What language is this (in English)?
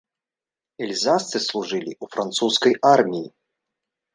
Belarusian